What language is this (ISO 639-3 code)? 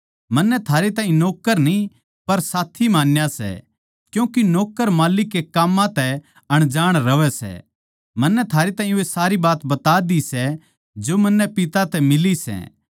bgc